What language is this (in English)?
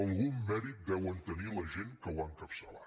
Catalan